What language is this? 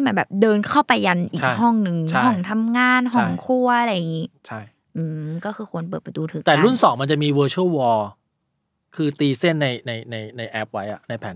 Thai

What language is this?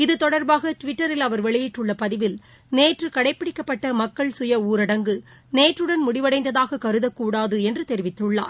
Tamil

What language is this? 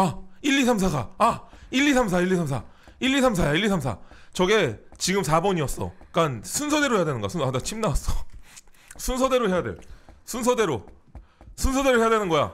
Korean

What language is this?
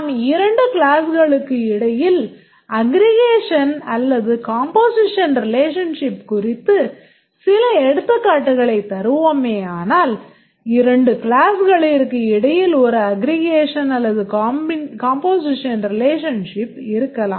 Tamil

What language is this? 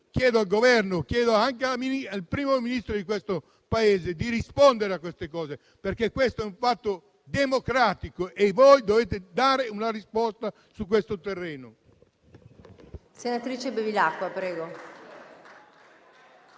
Italian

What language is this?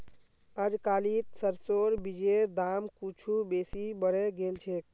Magahi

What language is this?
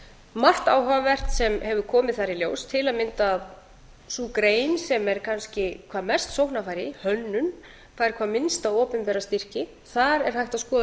Icelandic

